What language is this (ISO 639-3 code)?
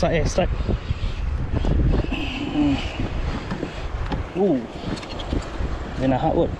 msa